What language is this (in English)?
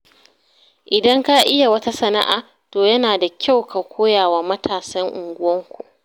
Hausa